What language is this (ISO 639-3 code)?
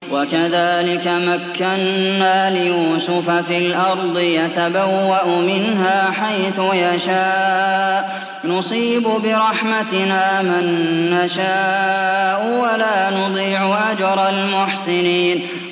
ara